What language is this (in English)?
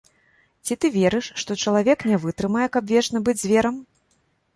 Belarusian